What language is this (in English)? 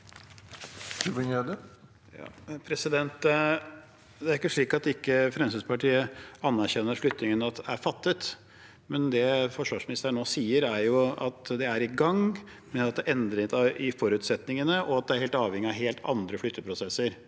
Norwegian